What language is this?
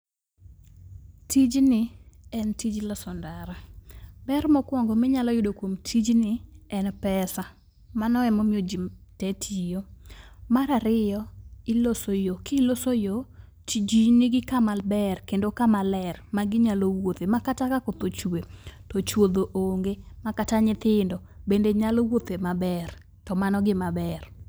Luo (Kenya and Tanzania)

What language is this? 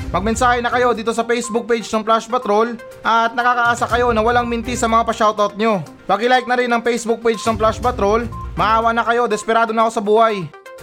Filipino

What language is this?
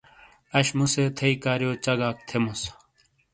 Shina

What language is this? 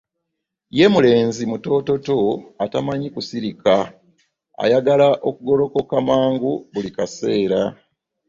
Ganda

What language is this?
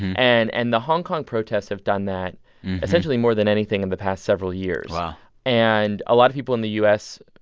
English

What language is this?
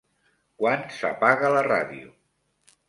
Catalan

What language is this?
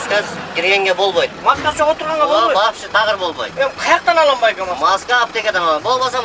Turkish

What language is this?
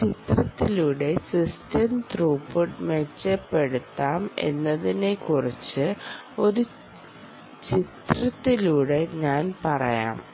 Malayalam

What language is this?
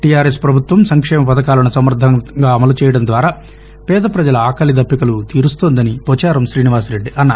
Telugu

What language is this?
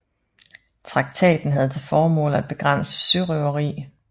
Danish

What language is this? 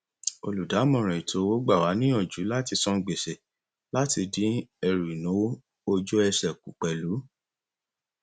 Yoruba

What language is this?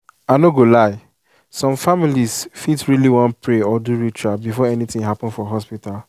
Nigerian Pidgin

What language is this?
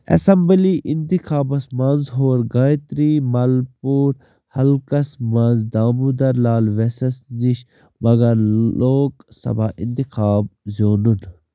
Kashmiri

